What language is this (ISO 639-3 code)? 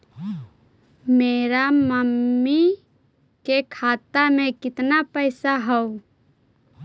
mag